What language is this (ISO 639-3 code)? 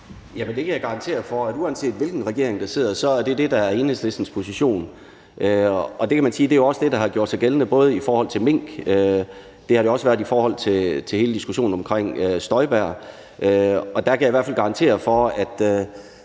dan